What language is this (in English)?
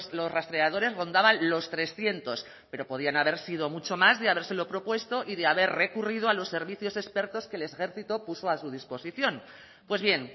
Spanish